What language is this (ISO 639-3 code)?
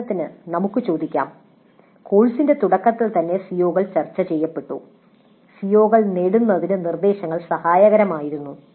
mal